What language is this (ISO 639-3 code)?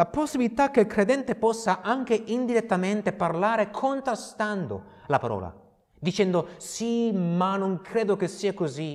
ita